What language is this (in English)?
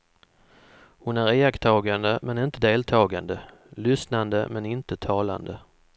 Swedish